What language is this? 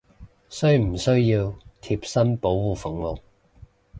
Cantonese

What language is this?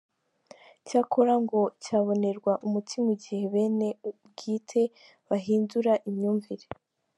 Kinyarwanda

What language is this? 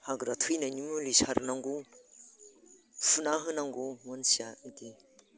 Bodo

